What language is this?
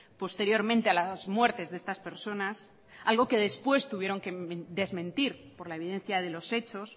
Spanish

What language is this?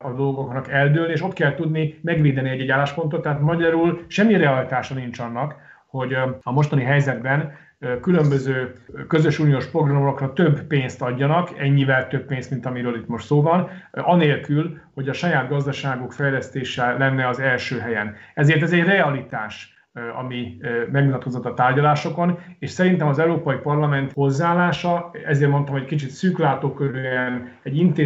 Hungarian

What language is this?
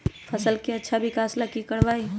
Magahi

